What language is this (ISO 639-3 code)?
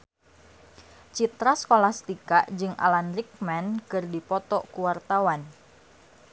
sun